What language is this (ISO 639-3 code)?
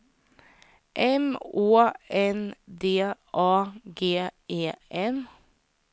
swe